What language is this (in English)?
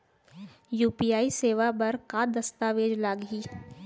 Chhattisgarhi